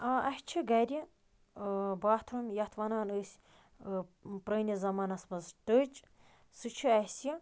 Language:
Kashmiri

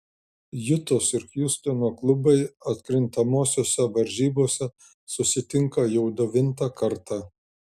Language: Lithuanian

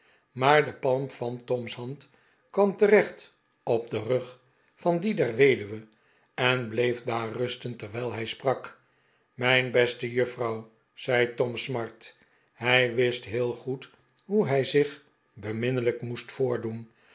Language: Dutch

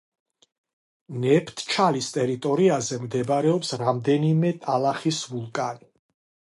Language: Georgian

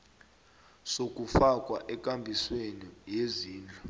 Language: South Ndebele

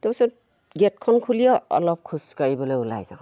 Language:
Assamese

